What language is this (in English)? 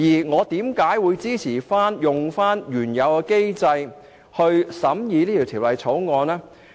Cantonese